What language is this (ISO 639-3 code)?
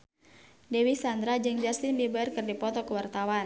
sun